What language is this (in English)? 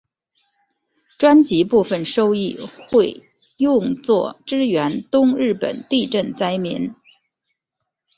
Chinese